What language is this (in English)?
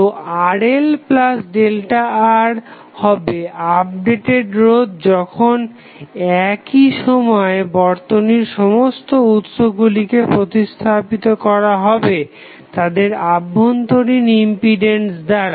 Bangla